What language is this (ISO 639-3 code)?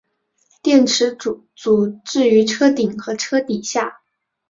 zho